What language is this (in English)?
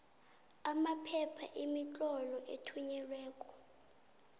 South Ndebele